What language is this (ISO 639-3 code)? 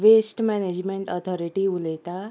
kok